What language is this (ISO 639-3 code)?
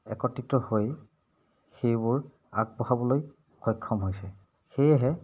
asm